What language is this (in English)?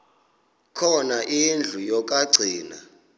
Xhosa